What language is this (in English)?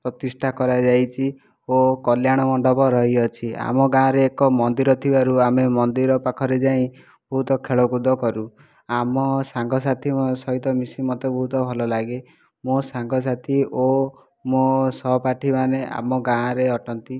Odia